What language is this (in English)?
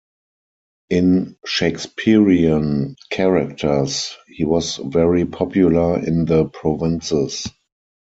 English